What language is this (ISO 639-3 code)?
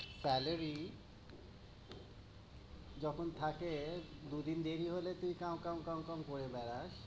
ben